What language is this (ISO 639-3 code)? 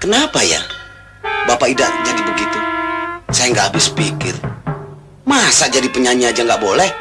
ind